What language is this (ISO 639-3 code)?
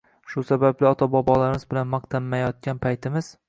uzb